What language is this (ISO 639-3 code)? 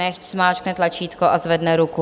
ces